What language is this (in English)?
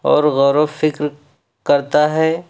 Urdu